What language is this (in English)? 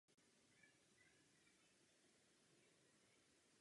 Czech